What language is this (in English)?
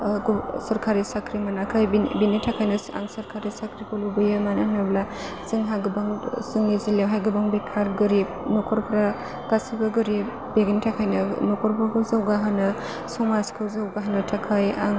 Bodo